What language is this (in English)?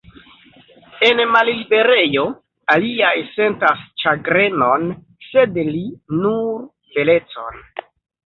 Esperanto